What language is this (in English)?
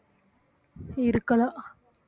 Tamil